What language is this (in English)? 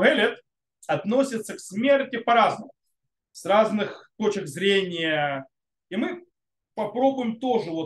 Russian